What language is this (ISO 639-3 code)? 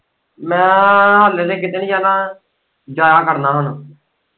pan